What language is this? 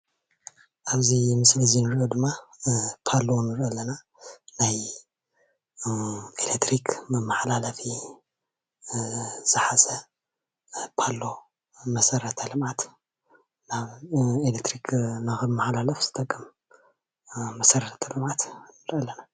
Tigrinya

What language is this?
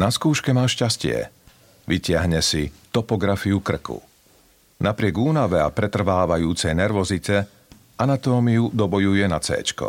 Slovak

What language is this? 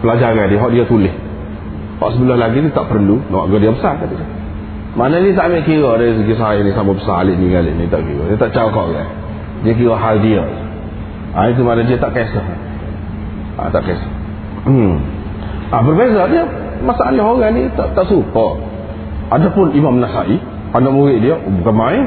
Malay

